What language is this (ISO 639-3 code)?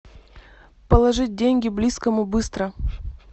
rus